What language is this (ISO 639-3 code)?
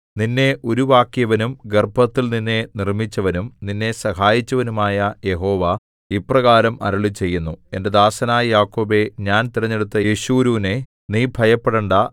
mal